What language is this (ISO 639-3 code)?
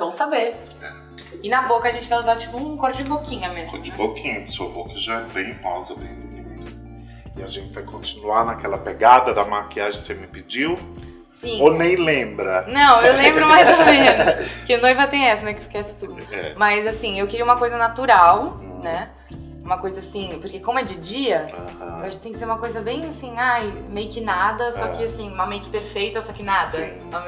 por